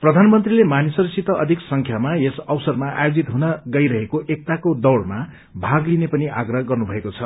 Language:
Nepali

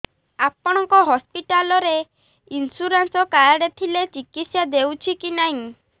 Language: Odia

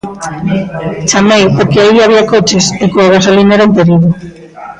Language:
Galician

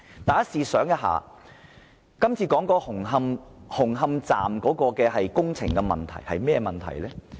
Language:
Cantonese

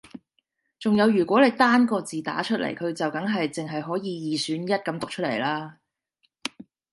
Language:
Cantonese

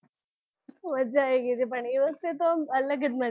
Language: Gujarati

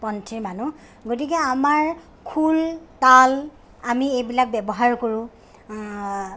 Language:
Assamese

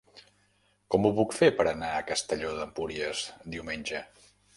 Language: Catalan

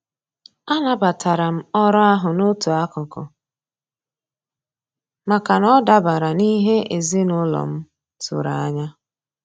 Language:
Igbo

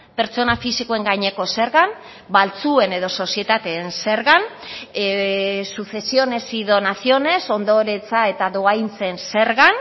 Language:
Basque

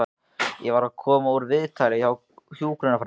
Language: Icelandic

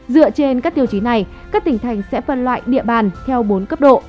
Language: Vietnamese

